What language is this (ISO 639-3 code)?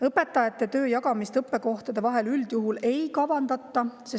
est